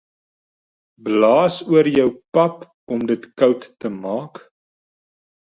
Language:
Afrikaans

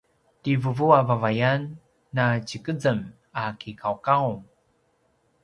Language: Paiwan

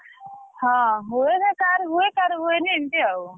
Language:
Odia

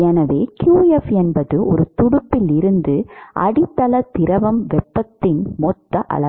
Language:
Tamil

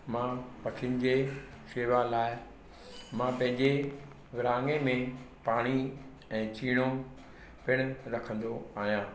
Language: Sindhi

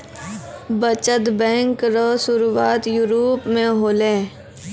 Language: Maithili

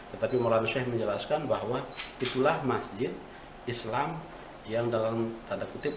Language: Indonesian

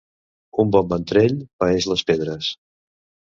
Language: Catalan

